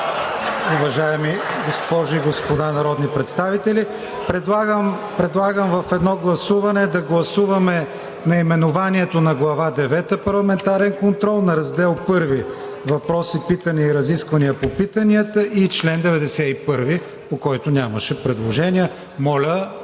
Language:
Bulgarian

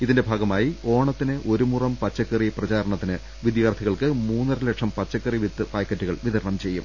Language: Malayalam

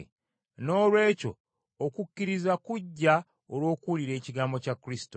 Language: Ganda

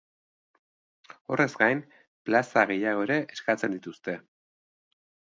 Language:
Basque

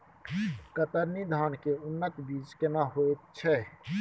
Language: Maithili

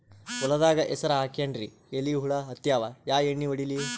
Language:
Kannada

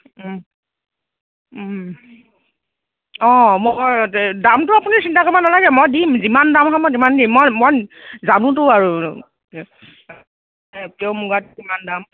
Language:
Assamese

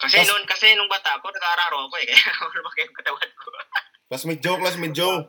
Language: Filipino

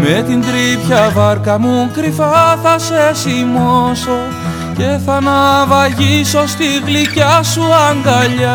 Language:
Greek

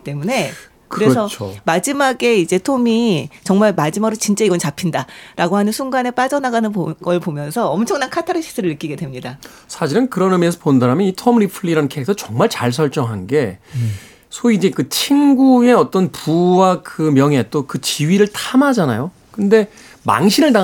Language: Korean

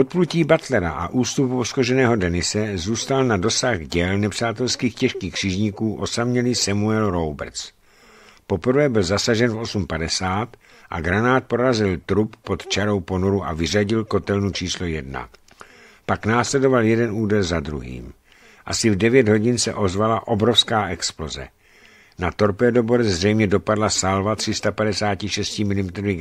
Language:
Czech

